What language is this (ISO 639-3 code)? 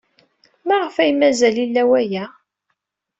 kab